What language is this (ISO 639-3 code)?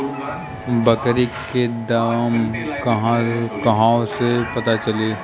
bho